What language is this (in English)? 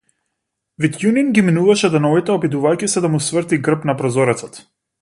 Macedonian